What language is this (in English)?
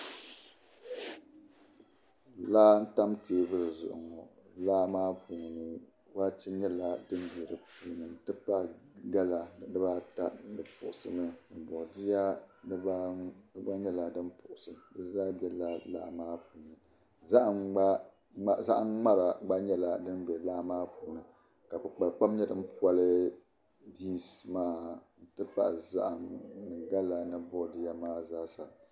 Dagbani